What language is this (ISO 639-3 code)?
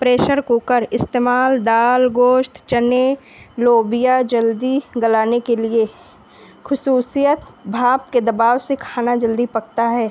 urd